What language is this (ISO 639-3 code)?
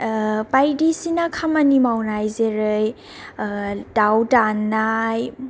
brx